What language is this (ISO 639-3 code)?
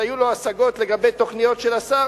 heb